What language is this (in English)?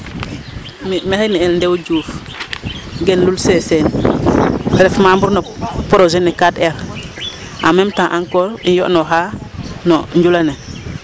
Serer